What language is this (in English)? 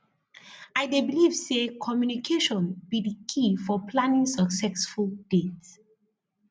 Nigerian Pidgin